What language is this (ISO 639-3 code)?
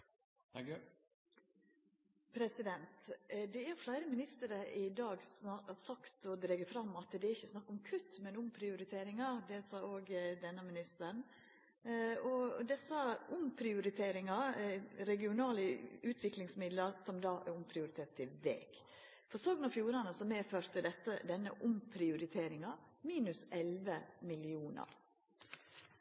nor